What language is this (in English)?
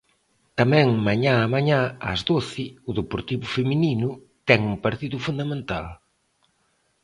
Galician